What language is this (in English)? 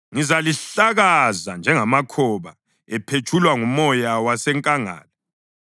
North Ndebele